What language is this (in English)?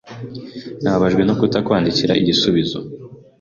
Kinyarwanda